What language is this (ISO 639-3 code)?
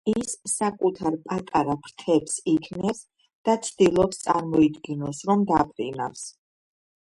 kat